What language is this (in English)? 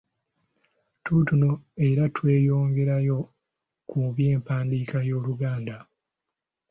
Ganda